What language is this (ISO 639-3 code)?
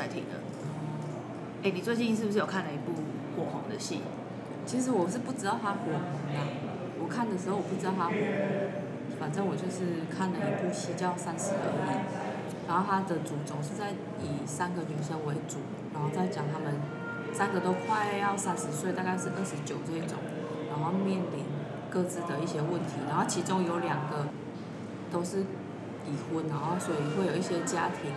zho